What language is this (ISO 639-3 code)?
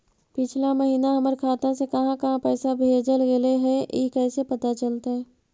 mag